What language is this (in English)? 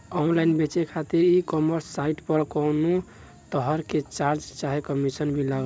Bhojpuri